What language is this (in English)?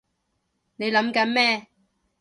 Cantonese